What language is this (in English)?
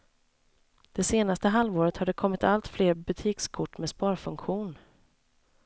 Swedish